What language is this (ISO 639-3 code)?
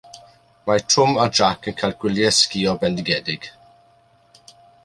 cym